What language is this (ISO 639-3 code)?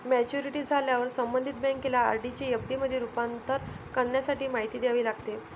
mar